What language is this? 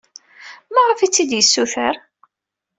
Kabyle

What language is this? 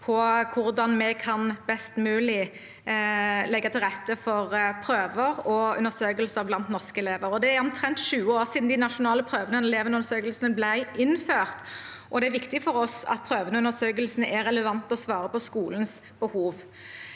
Norwegian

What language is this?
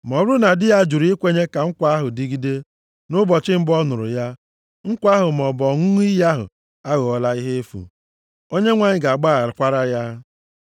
Igbo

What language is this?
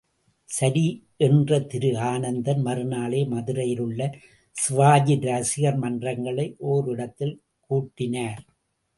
Tamil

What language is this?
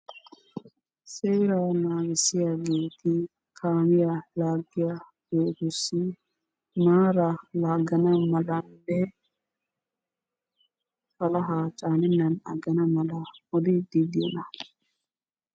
Wolaytta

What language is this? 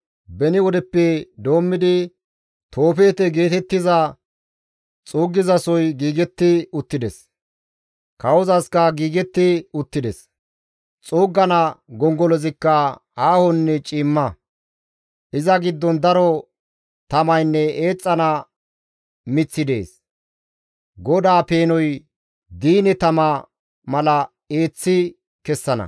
Gamo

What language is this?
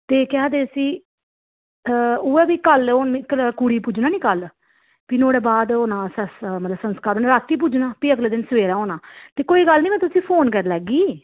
Dogri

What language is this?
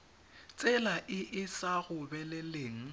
Tswana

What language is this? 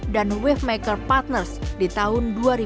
Indonesian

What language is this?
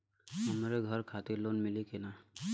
Bhojpuri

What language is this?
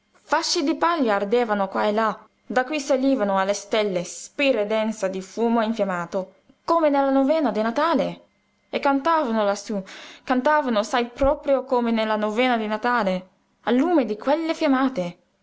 Italian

